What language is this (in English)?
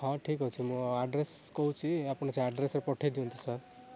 Odia